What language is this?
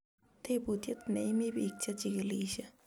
Kalenjin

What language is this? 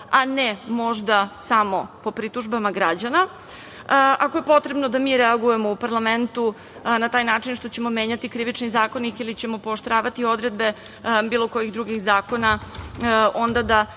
Serbian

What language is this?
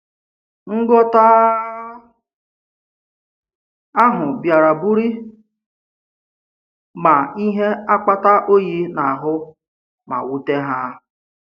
Igbo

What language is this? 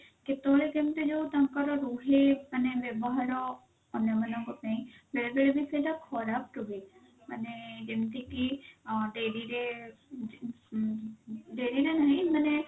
Odia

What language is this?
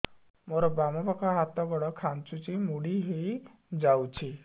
Odia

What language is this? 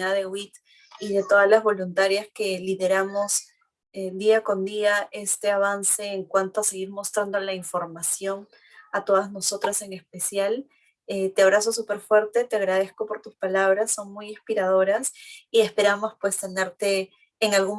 Spanish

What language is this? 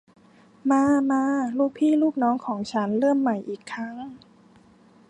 Thai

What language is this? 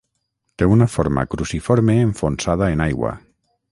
Catalan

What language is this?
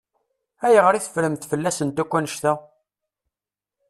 Kabyle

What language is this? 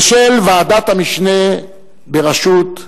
Hebrew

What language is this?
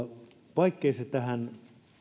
Finnish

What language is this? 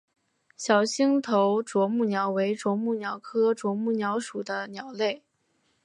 Chinese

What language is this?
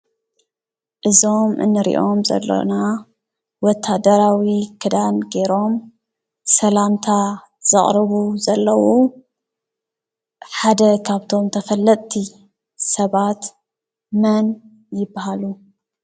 Tigrinya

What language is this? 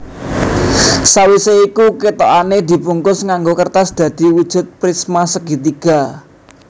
Javanese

